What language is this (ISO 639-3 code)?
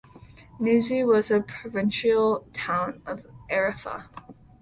eng